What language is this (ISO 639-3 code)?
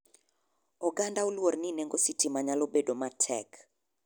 luo